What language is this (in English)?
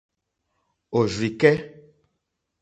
Mokpwe